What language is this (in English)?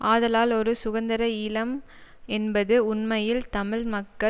Tamil